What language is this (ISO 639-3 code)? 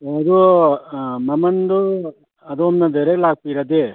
mni